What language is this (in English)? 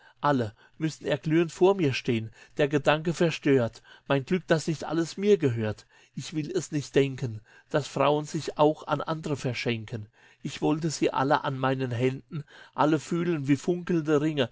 German